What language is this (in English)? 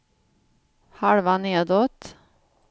Swedish